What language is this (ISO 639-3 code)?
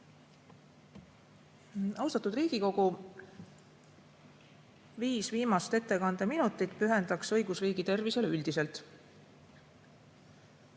est